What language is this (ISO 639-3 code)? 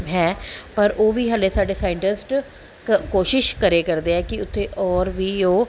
pan